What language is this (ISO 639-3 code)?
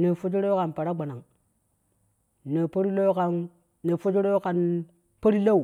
kuh